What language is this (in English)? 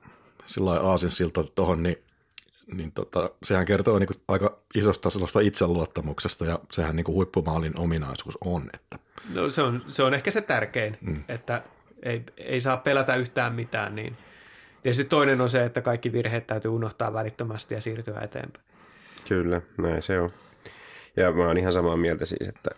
Finnish